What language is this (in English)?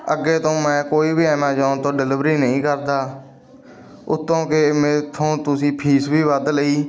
Punjabi